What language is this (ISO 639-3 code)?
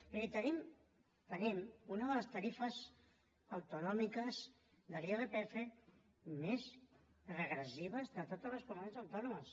cat